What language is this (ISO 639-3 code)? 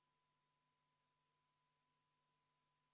est